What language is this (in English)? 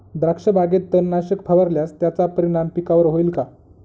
Marathi